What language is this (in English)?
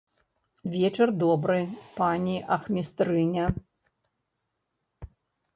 Belarusian